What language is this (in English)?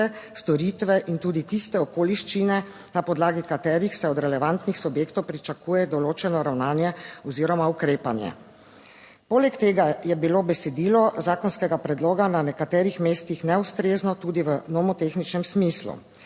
Slovenian